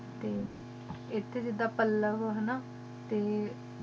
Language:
Punjabi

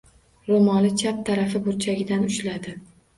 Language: Uzbek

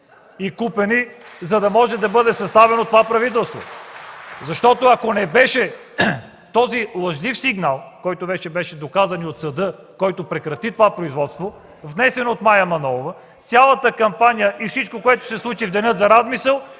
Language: Bulgarian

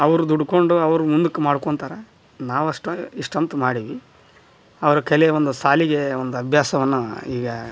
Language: Kannada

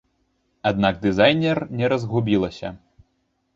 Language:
Belarusian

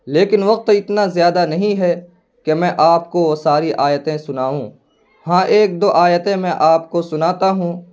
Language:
Urdu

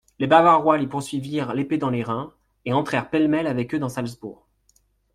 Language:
French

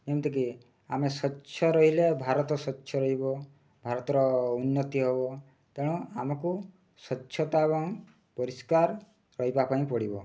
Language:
Odia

